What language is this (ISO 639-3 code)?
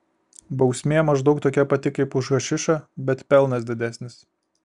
lit